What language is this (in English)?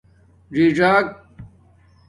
Domaaki